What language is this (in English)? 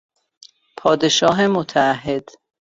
Persian